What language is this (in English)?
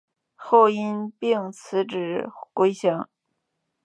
Chinese